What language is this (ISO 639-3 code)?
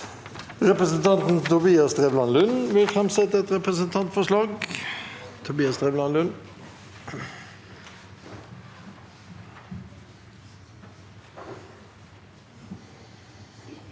nor